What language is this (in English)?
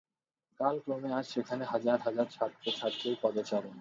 Bangla